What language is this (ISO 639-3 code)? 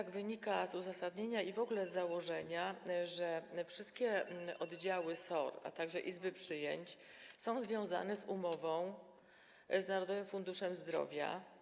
pol